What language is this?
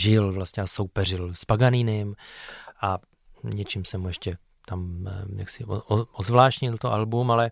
Czech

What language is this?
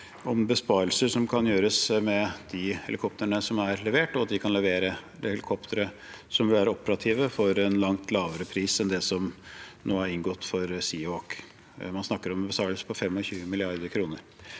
Norwegian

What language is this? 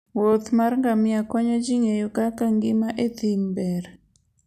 Luo (Kenya and Tanzania)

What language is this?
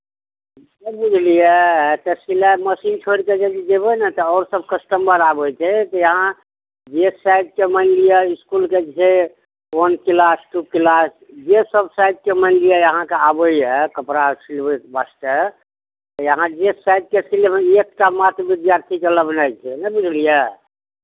Maithili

